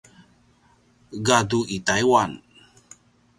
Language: Paiwan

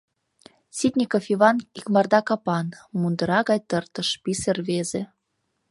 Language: Mari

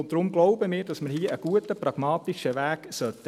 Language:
Swiss German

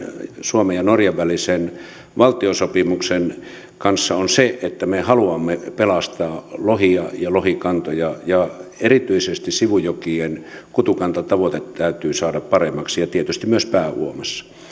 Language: Finnish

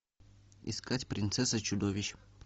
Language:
Russian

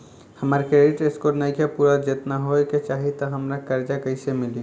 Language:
Bhojpuri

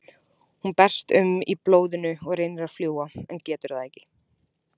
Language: Icelandic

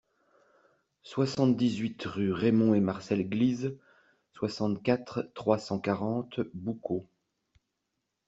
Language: French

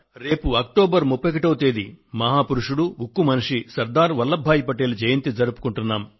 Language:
Telugu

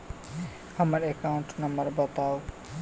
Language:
Maithili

